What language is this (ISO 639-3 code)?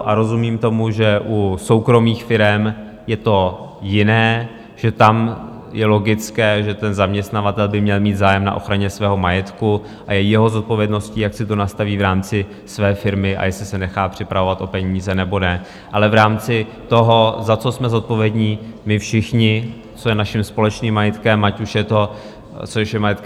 ces